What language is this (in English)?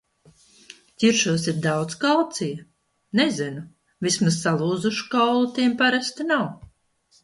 Latvian